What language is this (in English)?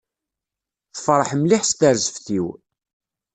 Kabyle